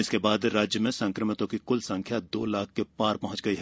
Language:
Hindi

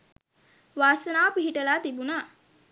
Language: Sinhala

